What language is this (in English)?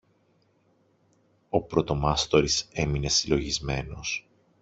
Greek